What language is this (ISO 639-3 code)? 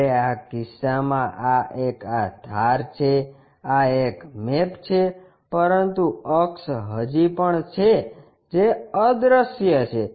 guj